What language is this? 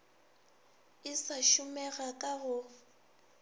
Northern Sotho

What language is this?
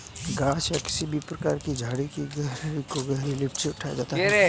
Hindi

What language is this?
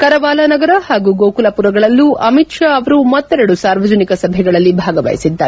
Kannada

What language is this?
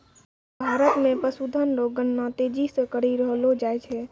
Maithili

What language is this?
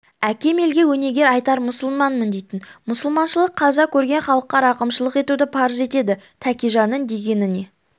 Kazakh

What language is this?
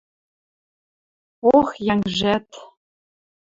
Western Mari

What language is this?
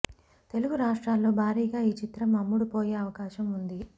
Telugu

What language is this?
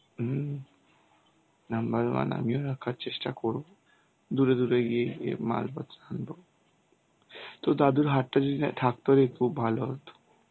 Bangla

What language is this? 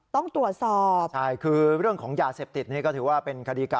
Thai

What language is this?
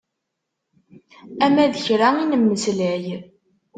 Kabyle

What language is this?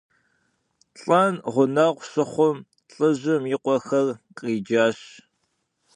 Kabardian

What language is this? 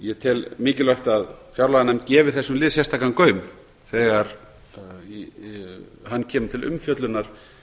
Icelandic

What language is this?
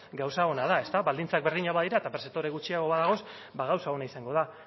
Basque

